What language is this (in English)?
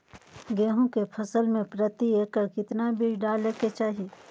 Magahi